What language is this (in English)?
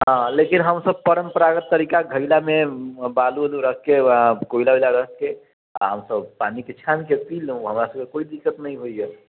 Maithili